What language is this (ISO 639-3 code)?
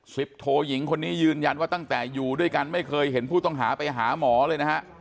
tha